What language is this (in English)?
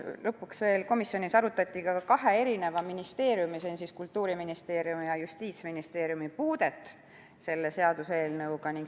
Estonian